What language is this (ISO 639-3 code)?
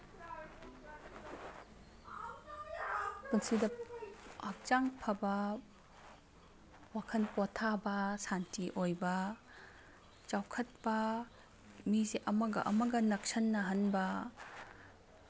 mni